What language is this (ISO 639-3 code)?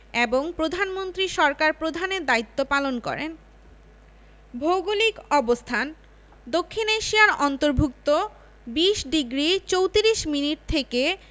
ben